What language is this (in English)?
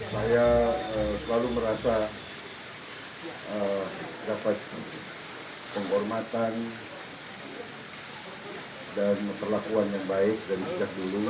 Indonesian